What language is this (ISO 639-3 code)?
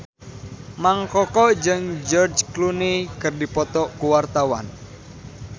sun